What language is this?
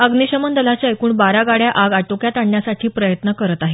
Marathi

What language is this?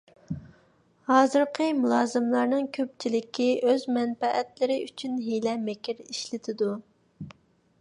Uyghur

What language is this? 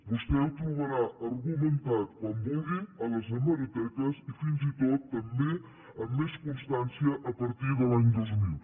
Catalan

